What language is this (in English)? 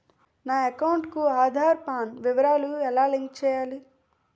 Telugu